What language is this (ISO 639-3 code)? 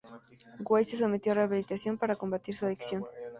spa